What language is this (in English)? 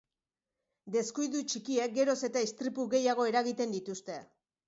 Basque